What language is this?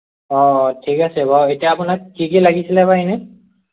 Assamese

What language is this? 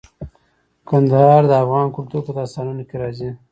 Pashto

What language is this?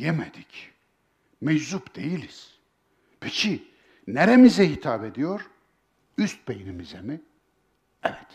Turkish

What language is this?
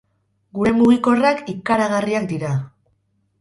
Basque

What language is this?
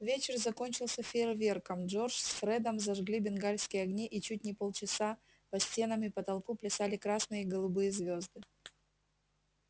Russian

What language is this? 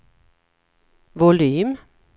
Swedish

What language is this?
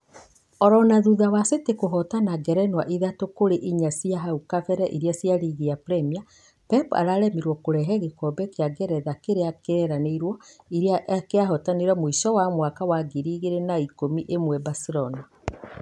Kikuyu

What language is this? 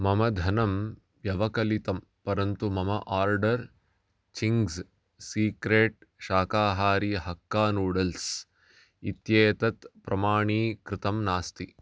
Sanskrit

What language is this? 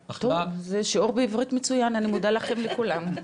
Hebrew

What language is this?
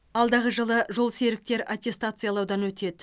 Kazakh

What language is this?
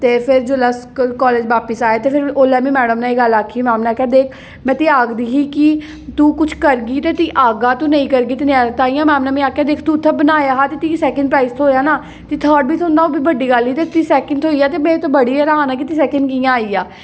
Dogri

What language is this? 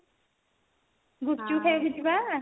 Odia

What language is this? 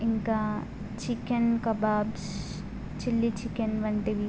Telugu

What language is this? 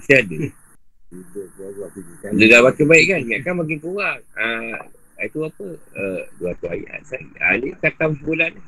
Malay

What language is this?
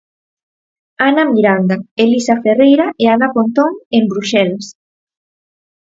Galician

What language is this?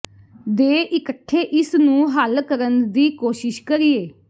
Punjabi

